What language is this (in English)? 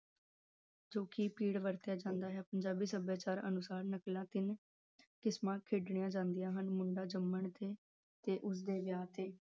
Punjabi